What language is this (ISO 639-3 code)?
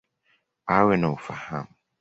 swa